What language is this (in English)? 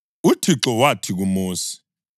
North Ndebele